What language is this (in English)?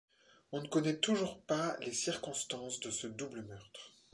French